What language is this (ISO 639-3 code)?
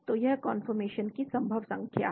hin